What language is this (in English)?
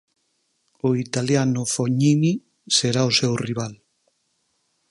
Galician